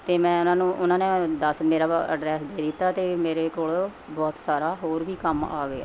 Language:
Punjabi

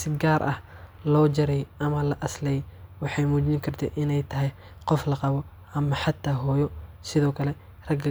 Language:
Somali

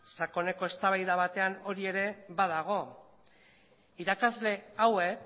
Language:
Basque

